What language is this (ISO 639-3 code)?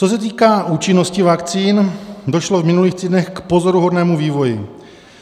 ces